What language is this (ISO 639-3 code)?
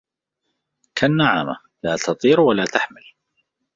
ara